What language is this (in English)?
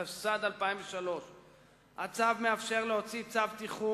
Hebrew